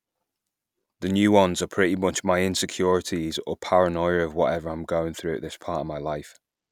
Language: English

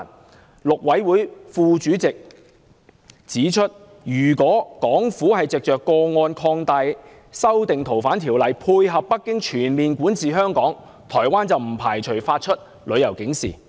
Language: Cantonese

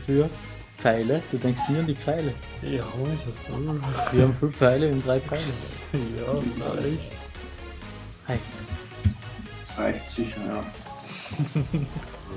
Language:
German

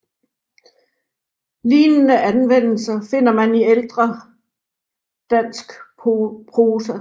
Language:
Danish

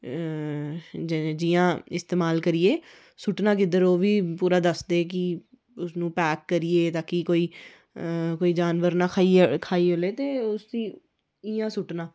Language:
Dogri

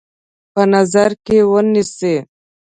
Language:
Pashto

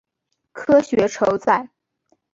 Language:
Chinese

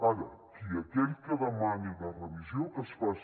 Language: Catalan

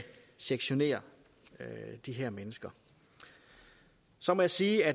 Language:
Danish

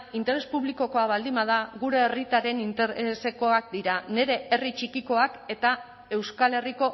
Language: Basque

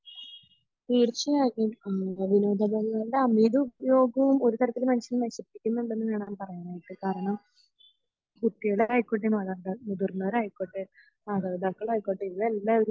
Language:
Malayalam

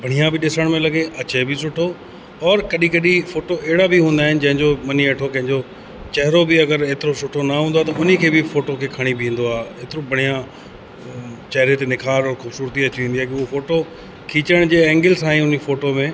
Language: Sindhi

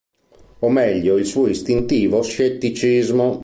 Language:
Italian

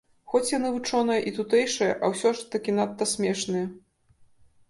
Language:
Belarusian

